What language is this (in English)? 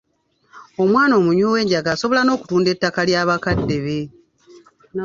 Ganda